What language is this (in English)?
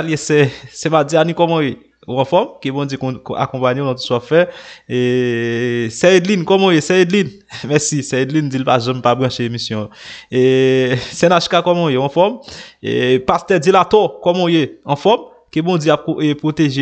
French